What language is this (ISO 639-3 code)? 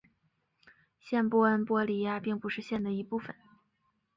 zho